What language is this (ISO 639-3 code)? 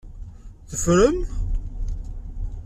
kab